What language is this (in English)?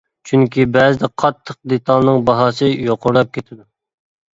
Uyghur